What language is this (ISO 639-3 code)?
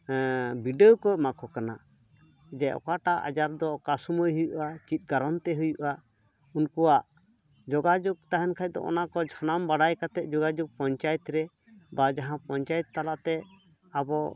sat